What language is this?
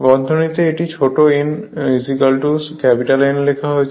Bangla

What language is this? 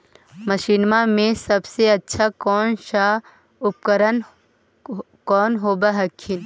Magahi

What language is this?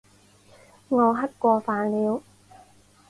Chinese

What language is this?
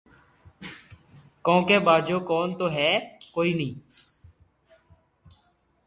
Loarki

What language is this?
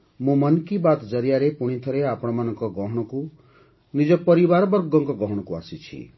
Odia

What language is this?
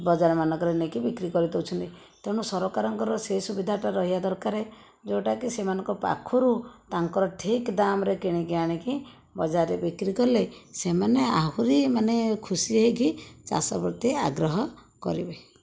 Odia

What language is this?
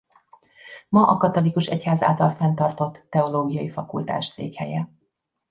Hungarian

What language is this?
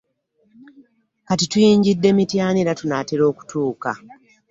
Ganda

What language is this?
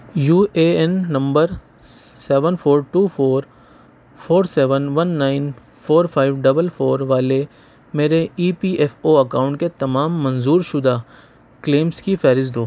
Urdu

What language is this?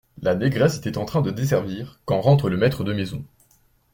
French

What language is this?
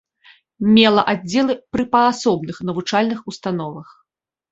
Belarusian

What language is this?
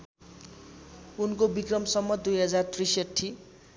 Nepali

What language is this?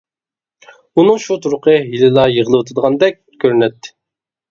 Uyghur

